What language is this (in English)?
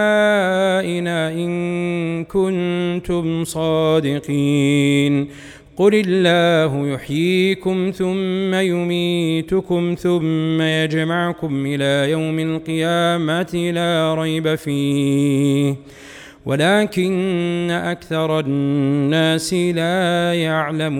Arabic